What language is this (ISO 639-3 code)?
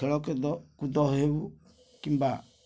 ori